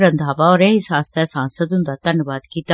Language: Dogri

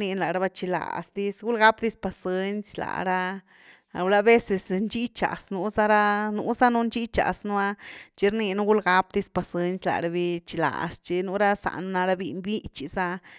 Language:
Güilá Zapotec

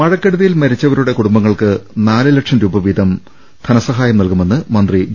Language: Malayalam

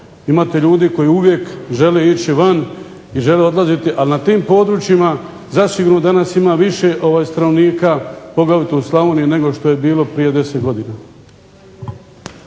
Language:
Croatian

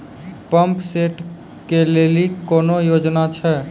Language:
Maithili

